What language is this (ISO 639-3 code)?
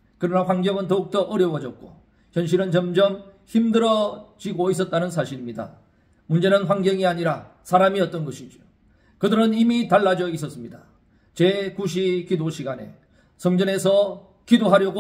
kor